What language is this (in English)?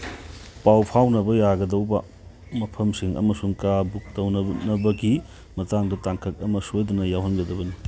Manipuri